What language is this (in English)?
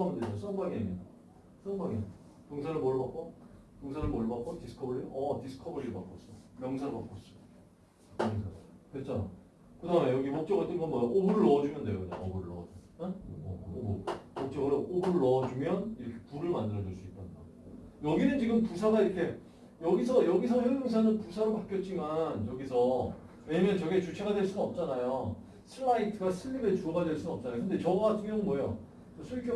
Korean